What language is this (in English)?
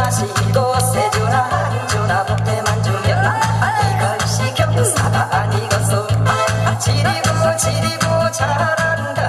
Korean